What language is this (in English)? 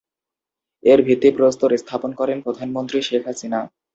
Bangla